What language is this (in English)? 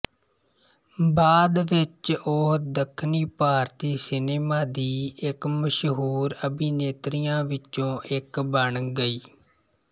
Punjabi